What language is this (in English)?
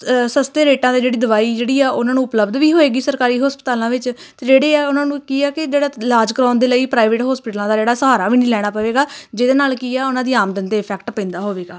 Punjabi